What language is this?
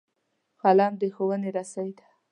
Pashto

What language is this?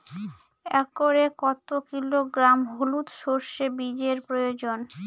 Bangla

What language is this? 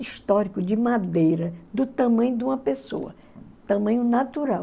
Portuguese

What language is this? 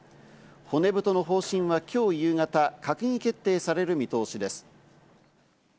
Japanese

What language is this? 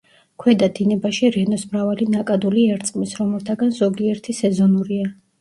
Georgian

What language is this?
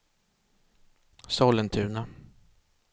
Swedish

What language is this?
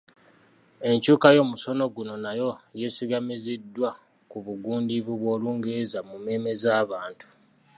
Ganda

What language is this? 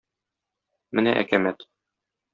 Tatar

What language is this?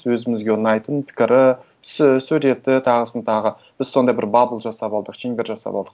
Kazakh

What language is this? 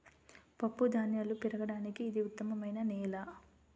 Telugu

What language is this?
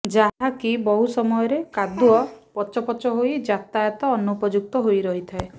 Odia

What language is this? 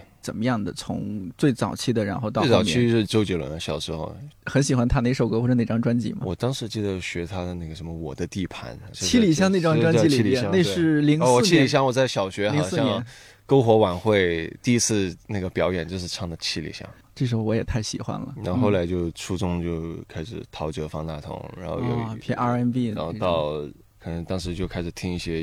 Chinese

